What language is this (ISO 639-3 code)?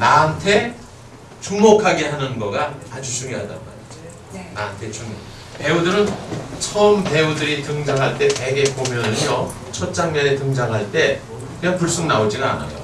kor